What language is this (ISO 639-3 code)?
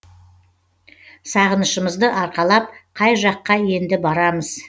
kaz